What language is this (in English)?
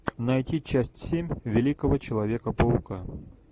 Russian